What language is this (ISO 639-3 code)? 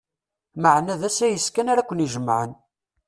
kab